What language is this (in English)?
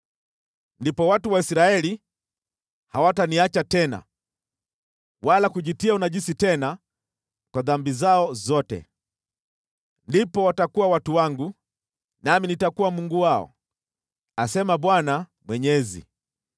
Swahili